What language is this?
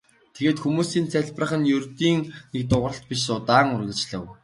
Mongolian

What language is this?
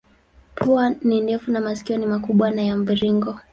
Swahili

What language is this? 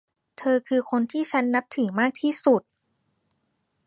Thai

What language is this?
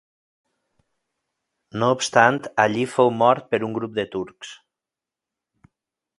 Catalan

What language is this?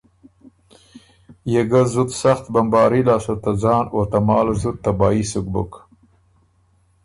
Ormuri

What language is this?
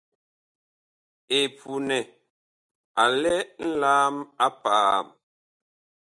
Bakoko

